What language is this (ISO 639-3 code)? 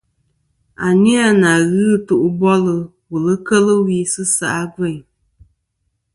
bkm